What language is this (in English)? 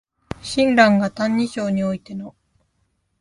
Japanese